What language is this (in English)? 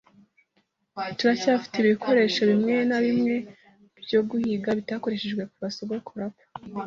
Kinyarwanda